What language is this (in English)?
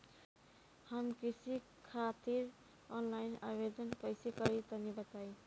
Bhojpuri